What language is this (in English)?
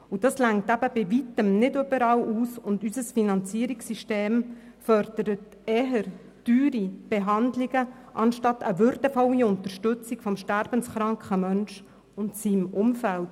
Swiss German